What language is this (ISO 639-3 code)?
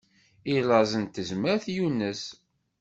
kab